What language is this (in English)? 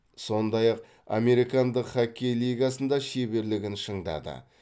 Kazakh